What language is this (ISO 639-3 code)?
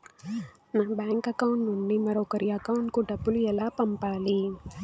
tel